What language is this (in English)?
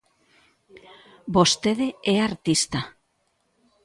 Galician